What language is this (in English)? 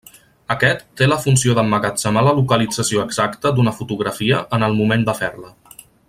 Catalan